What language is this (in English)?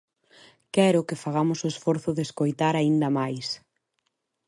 Galician